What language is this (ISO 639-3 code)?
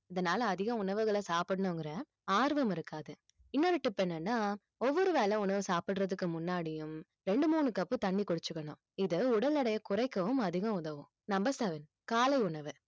tam